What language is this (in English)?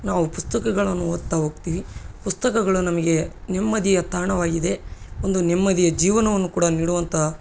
Kannada